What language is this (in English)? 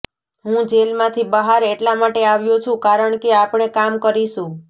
Gujarati